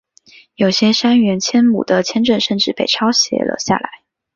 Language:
Chinese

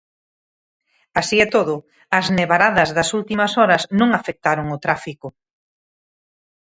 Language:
Galician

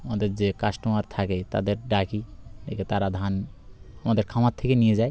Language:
Bangla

